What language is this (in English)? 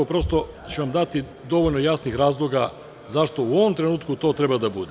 Serbian